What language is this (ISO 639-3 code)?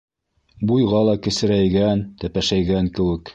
bak